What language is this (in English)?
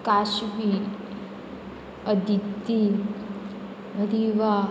Konkani